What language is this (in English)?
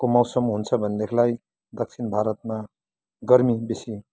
Nepali